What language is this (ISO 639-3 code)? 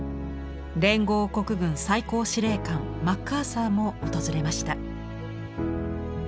jpn